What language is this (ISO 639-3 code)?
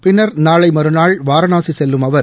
tam